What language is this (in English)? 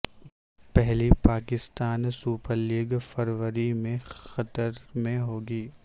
Urdu